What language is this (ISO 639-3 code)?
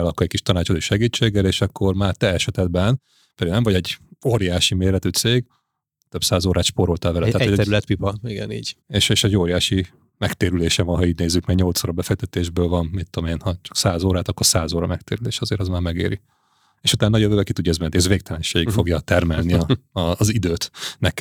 hun